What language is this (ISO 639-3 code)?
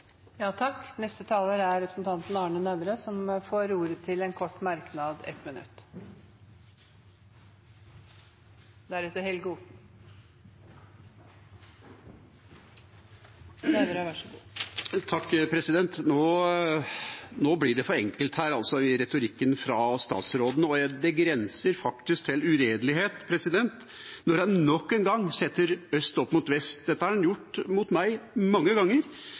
nob